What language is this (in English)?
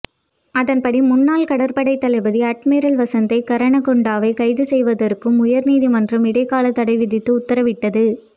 Tamil